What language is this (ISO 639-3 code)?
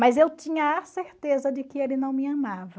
por